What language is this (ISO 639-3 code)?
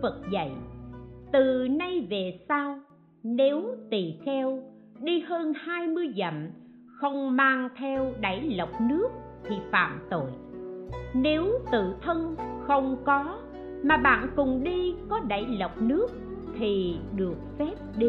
vie